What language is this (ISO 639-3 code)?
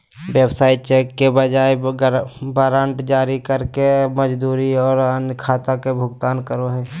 mag